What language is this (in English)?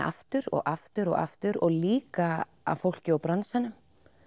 Icelandic